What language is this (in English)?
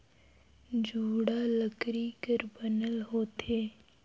Chhattisgarhi